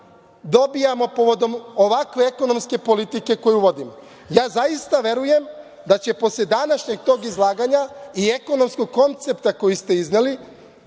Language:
Serbian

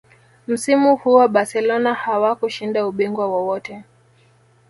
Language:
Swahili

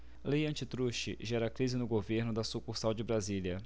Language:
Portuguese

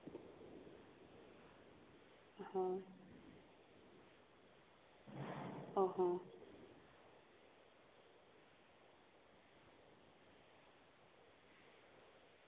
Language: Santali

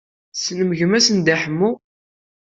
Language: Kabyle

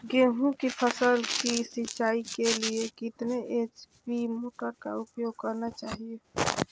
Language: Magahi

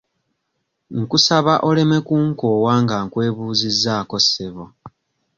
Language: Ganda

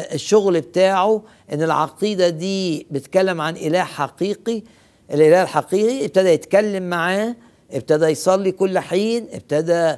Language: Arabic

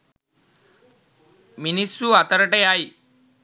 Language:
Sinhala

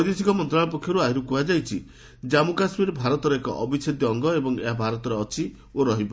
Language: Odia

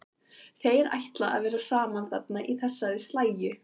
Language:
Icelandic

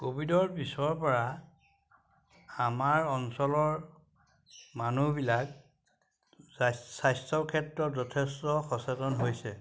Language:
Assamese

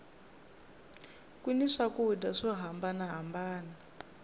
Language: Tsonga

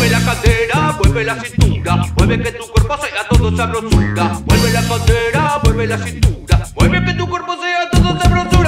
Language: Spanish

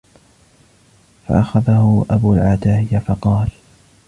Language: Arabic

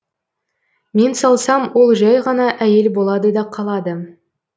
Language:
Kazakh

